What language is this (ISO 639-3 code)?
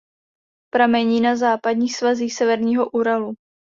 ces